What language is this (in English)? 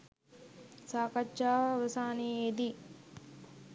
Sinhala